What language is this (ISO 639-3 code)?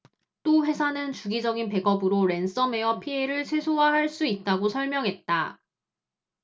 kor